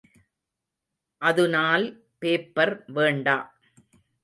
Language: Tamil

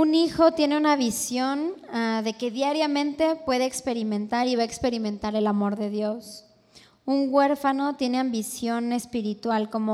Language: Spanish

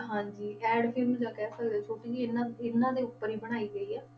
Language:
Punjabi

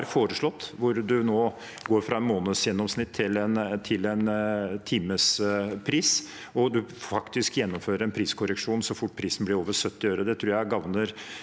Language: Norwegian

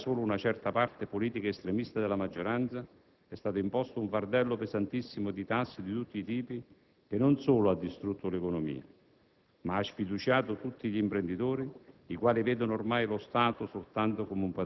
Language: Italian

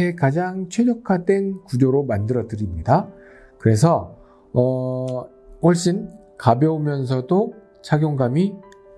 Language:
Korean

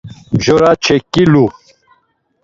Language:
Laz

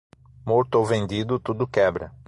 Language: Portuguese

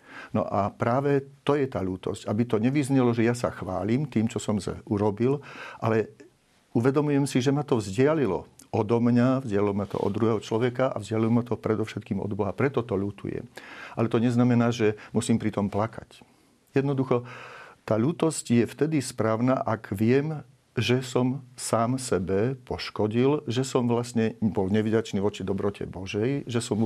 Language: Slovak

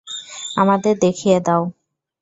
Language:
Bangla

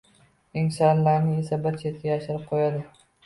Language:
Uzbek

